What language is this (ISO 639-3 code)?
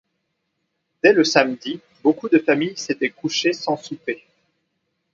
fra